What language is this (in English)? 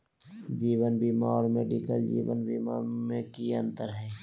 Magahi